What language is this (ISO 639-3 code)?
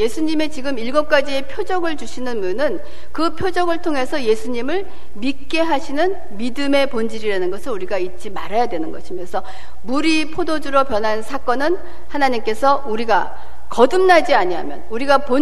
kor